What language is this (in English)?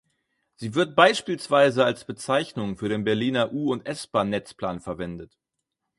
German